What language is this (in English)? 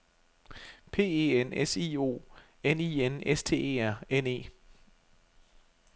Danish